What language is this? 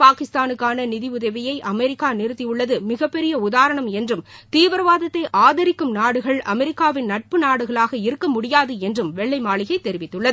Tamil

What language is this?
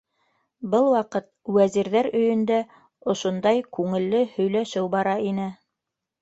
Bashkir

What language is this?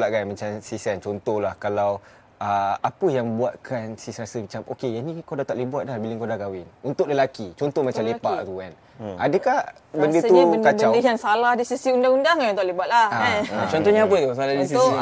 Malay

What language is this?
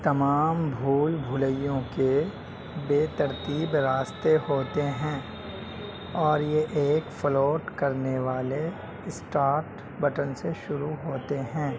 Urdu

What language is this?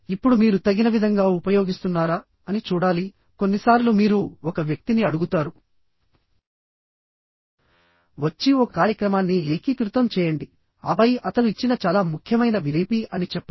Telugu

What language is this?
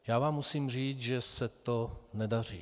Czech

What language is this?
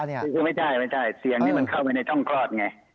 Thai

